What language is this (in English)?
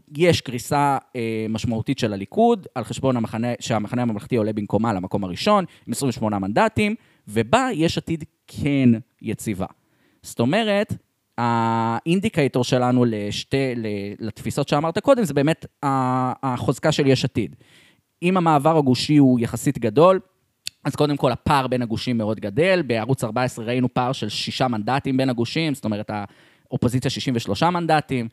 Hebrew